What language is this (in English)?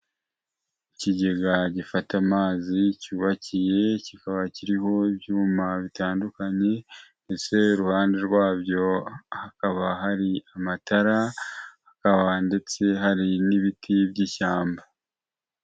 Kinyarwanda